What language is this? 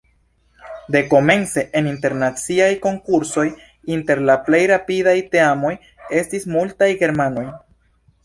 Esperanto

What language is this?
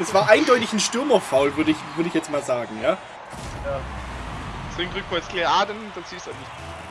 German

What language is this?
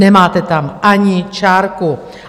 Czech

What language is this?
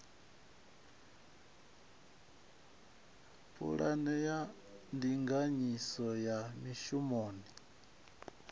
Venda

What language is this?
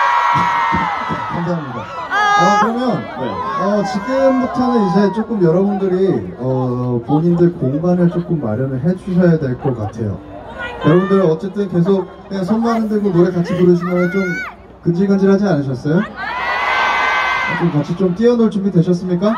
Korean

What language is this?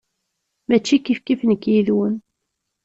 Kabyle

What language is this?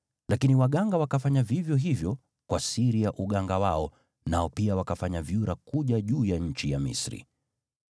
Swahili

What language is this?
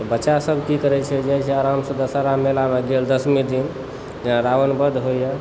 Maithili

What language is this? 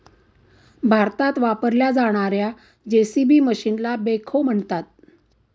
Marathi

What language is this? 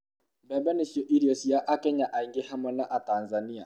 Kikuyu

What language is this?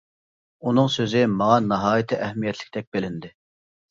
Uyghur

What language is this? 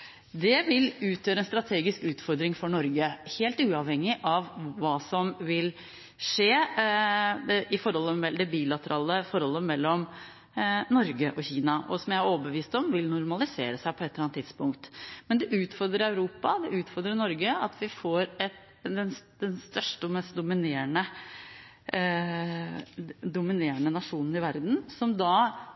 Norwegian Bokmål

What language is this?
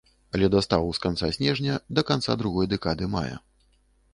Belarusian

